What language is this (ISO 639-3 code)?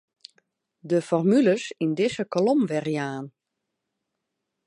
fry